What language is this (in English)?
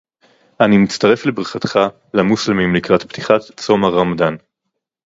Hebrew